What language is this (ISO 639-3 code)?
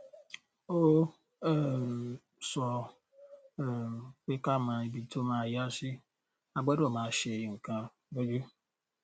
yor